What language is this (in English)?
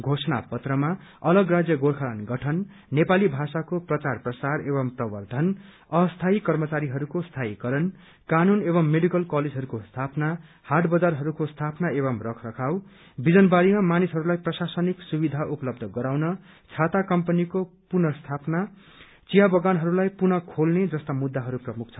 Nepali